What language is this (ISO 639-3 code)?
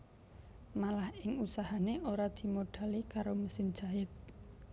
jav